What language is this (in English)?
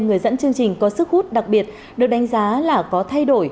Vietnamese